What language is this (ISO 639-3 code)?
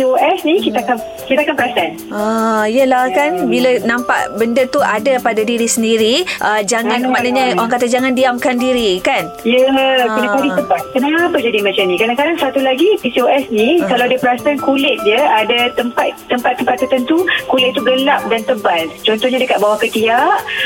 msa